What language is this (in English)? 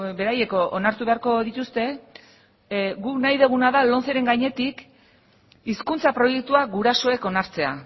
Basque